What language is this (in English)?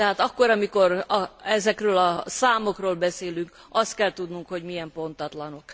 Hungarian